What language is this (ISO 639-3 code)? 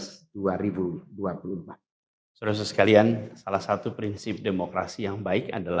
ind